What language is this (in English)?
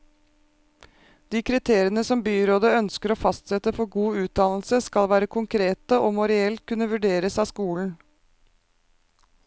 Norwegian